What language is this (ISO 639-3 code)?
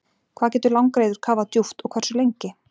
isl